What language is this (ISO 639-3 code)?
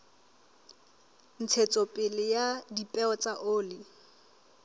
sot